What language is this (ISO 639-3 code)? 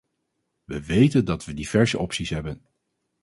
nld